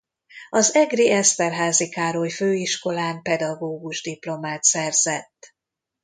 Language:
Hungarian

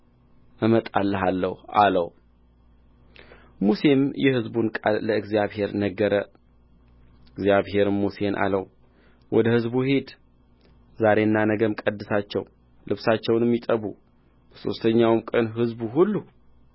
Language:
Amharic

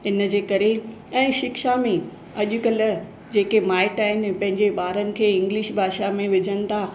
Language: Sindhi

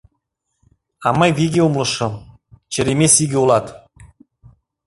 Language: Mari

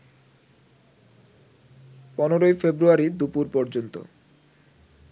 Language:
Bangla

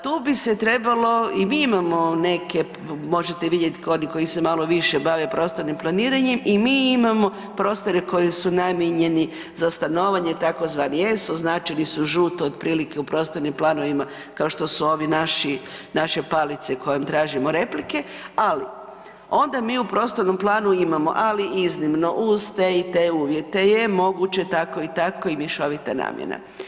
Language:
Croatian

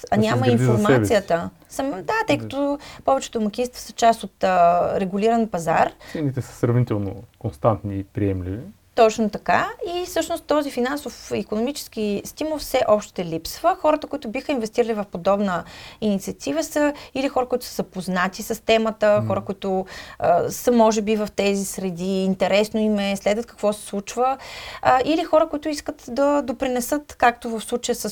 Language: Bulgarian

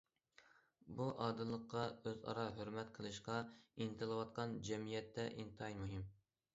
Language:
Uyghur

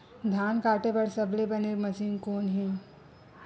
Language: Chhattisgarhi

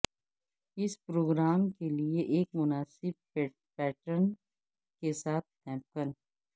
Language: Urdu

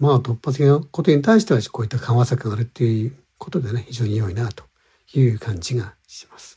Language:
Japanese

